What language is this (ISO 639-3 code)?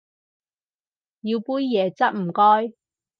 yue